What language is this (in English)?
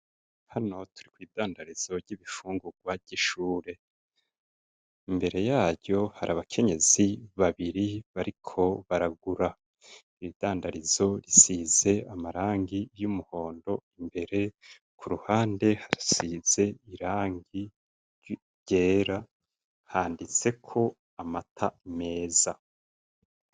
Rundi